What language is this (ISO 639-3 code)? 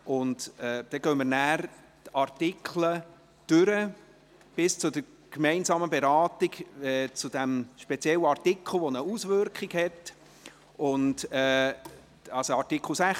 gsw